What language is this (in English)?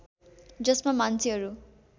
Nepali